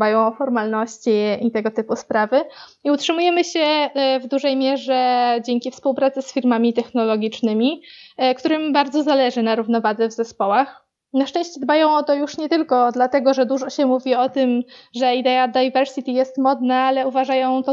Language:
Polish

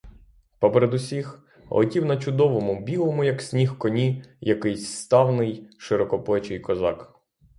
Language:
Ukrainian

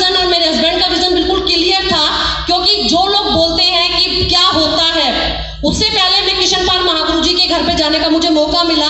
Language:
Hindi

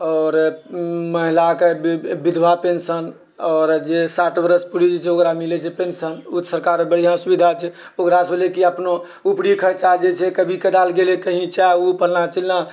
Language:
Maithili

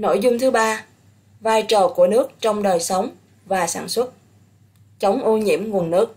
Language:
Vietnamese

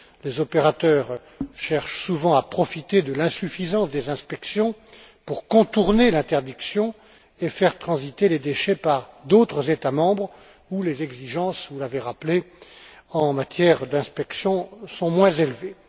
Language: French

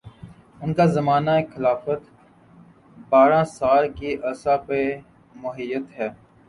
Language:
Urdu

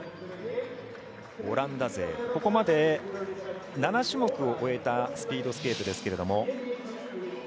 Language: Japanese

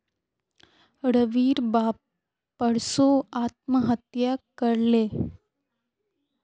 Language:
Magahi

